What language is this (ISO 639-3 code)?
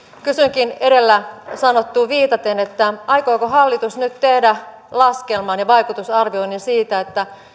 fin